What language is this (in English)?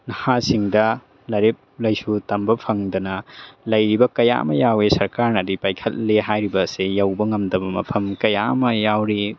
Manipuri